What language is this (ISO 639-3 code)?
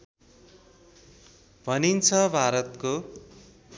nep